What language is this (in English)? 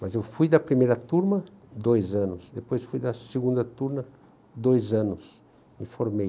Portuguese